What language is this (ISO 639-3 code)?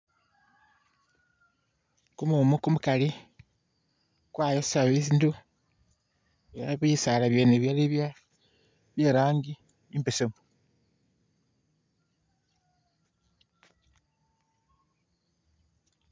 myx